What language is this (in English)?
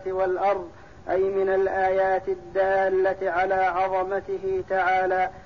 Arabic